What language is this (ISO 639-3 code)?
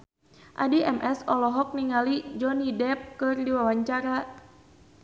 sun